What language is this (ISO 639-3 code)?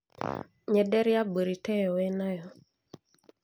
kik